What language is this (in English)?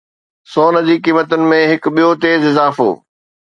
Sindhi